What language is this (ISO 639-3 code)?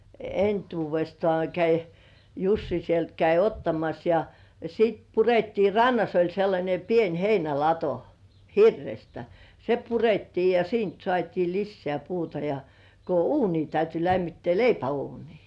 fin